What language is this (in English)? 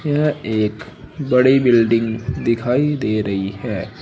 Hindi